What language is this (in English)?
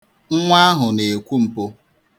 Igbo